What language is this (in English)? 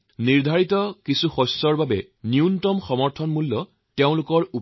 Assamese